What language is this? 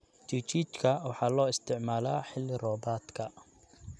Somali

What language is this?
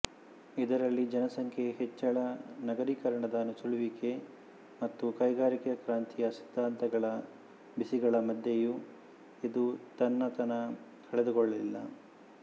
Kannada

